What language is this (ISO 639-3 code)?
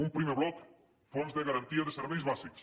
cat